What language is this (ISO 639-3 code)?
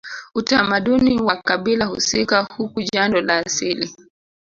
swa